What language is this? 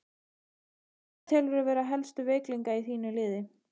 Icelandic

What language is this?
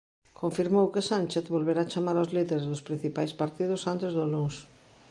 Galician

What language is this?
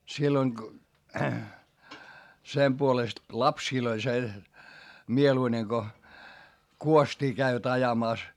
Finnish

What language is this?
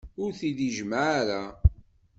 Kabyle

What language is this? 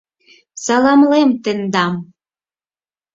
Mari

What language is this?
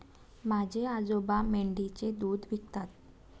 Marathi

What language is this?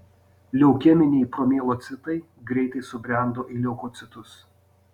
Lithuanian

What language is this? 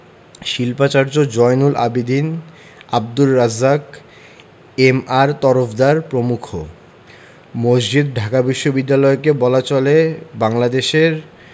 Bangla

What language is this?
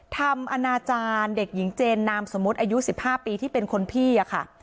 Thai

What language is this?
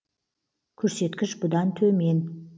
Kazakh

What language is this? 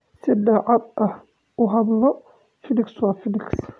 Somali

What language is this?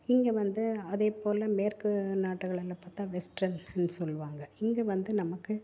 Tamil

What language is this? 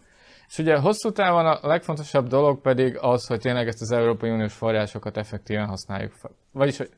Hungarian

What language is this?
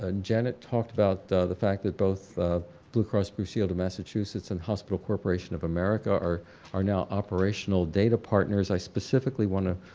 English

